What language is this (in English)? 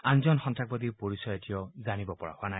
Assamese